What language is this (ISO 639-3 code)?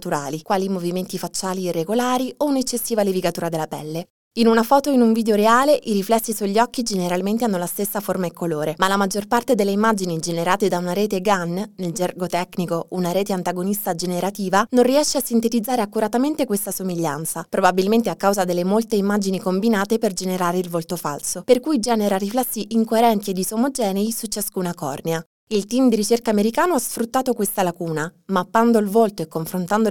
ita